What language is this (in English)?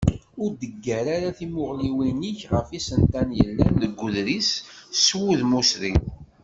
Kabyle